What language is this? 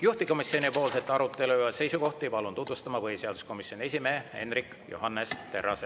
Estonian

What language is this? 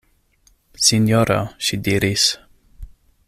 Esperanto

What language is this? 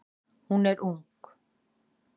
Icelandic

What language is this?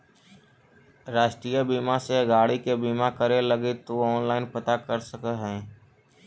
Magahi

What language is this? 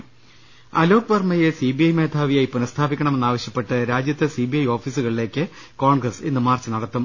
Malayalam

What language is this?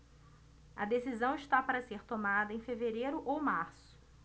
Portuguese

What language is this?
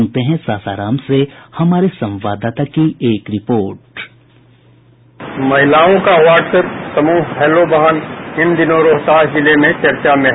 Hindi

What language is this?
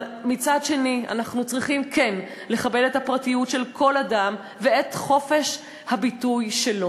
Hebrew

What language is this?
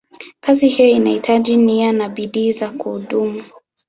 Swahili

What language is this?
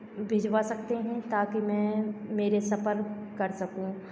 Hindi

